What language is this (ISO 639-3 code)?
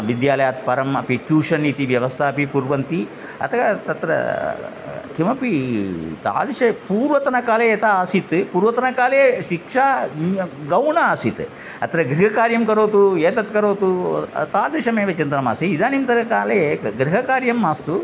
san